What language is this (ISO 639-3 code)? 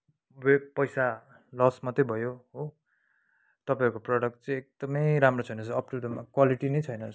nep